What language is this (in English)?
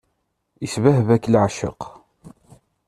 Kabyle